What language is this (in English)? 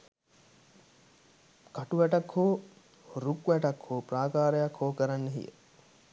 Sinhala